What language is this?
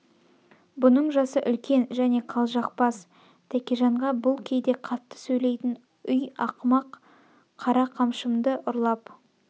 Kazakh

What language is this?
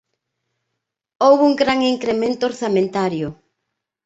Galician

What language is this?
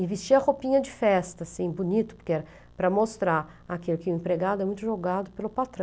Portuguese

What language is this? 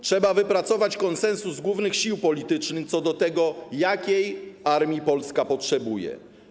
Polish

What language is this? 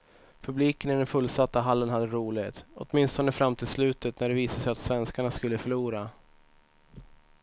Swedish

